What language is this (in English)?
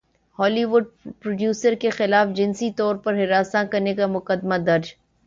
Urdu